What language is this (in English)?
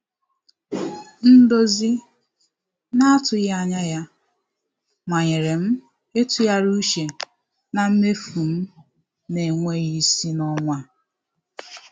Igbo